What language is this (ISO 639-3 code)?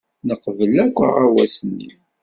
kab